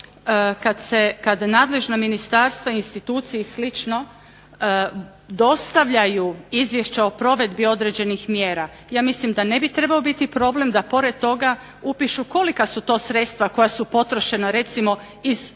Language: Croatian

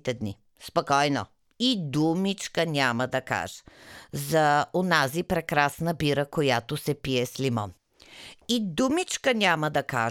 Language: Bulgarian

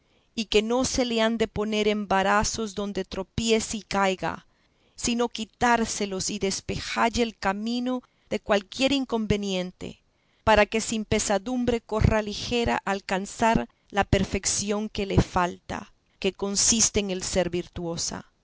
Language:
Spanish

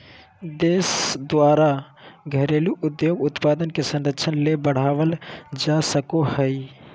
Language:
Magahi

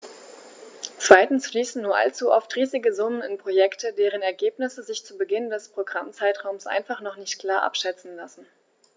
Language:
German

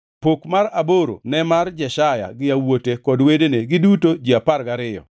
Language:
Luo (Kenya and Tanzania)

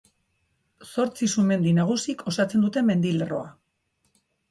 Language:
Basque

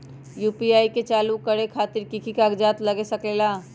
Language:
Magahi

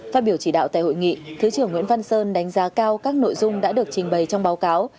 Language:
Vietnamese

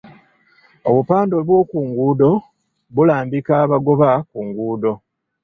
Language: Ganda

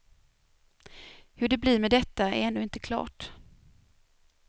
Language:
Swedish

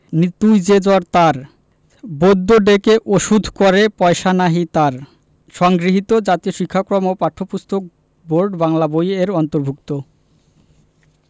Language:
Bangla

